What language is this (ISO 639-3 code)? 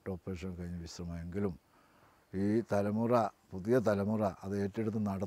mal